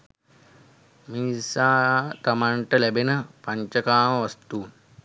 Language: Sinhala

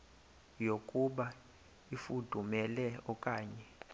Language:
Xhosa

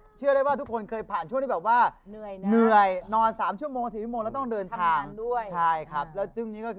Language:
Thai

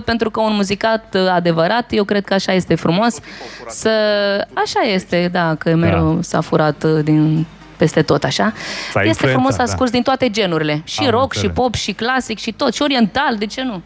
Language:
Romanian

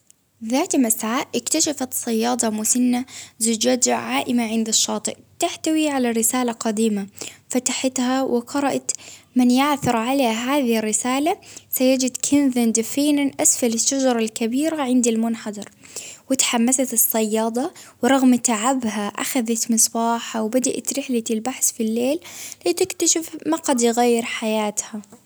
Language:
Baharna Arabic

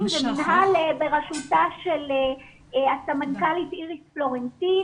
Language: Hebrew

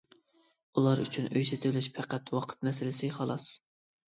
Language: Uyghur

